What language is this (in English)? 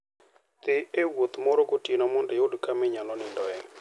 Luo (Kenya and Tanzania)